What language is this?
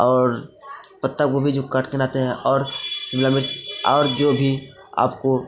Hindi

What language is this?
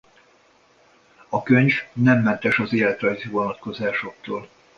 Hungarian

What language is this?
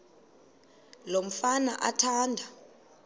Xhosa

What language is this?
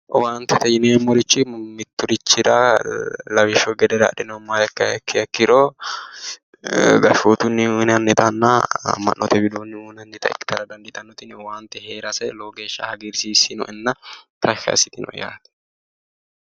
Sidamo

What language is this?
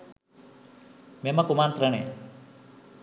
Sinhala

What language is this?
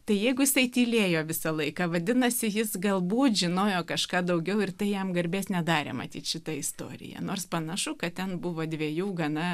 Lithuanian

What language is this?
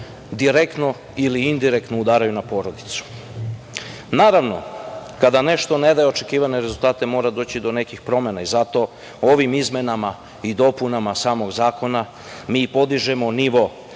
Serbian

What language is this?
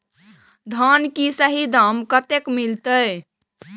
Maithili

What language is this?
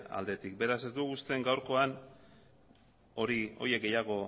Basque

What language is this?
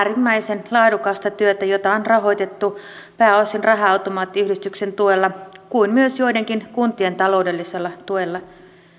Finnish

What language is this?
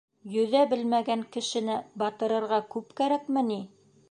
Bashkir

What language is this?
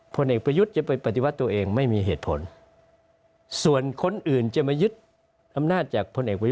Thai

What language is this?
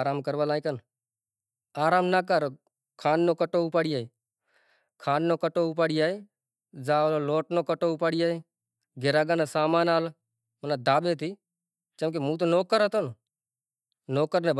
Kachi Koli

